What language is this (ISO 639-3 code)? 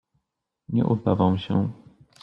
pol